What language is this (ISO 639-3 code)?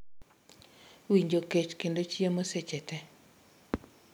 luo